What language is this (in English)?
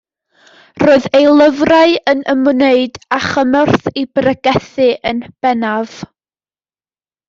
Welsh